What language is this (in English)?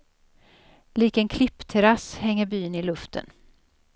Swedish